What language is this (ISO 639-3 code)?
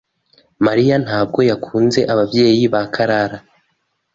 kin